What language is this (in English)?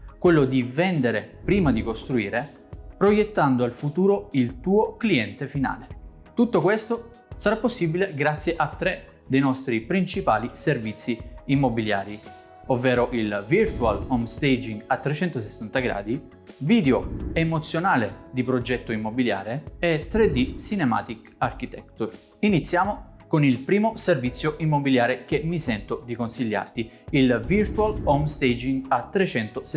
Italian